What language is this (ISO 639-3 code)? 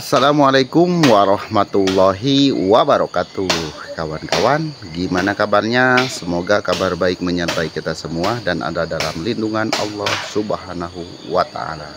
ind